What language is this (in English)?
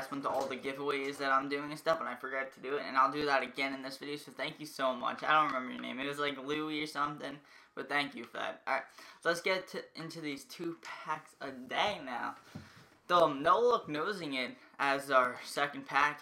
English